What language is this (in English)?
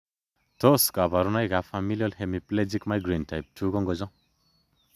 Kalenjin